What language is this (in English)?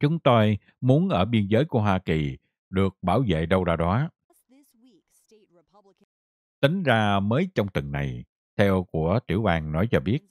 Vietnamese